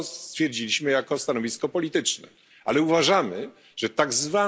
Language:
Polish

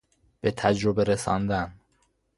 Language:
Persian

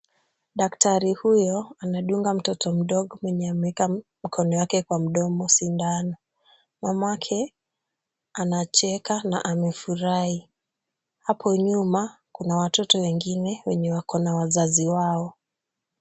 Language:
Swahili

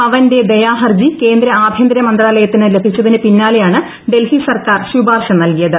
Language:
Malayalam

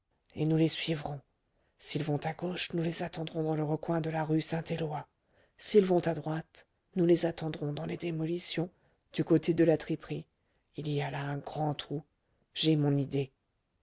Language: French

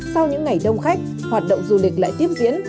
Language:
Vietnamese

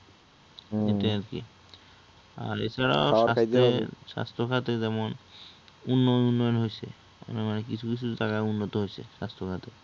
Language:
Bangla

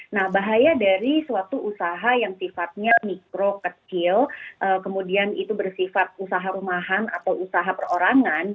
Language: Indonesian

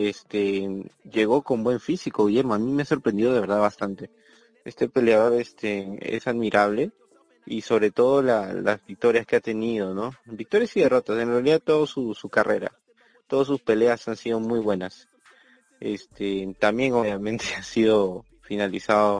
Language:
Spanish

